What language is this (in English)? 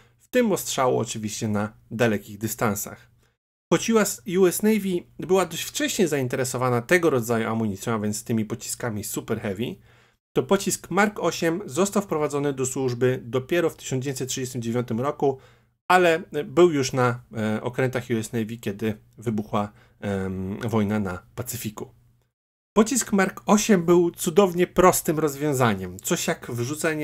Polish